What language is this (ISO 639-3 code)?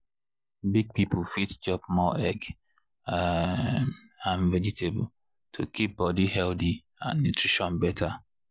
pcm